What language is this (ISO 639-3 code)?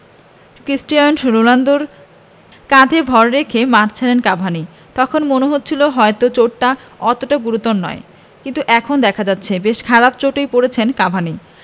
ben